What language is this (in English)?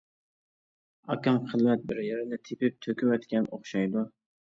Uyghur